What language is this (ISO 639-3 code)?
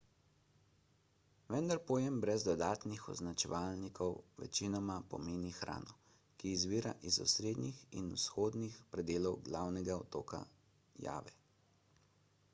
slv